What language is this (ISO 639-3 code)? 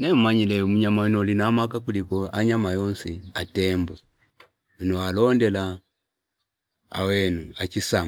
fip